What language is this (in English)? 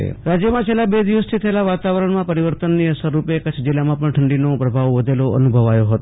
Gujarati